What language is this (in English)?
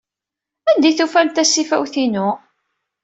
Kabyle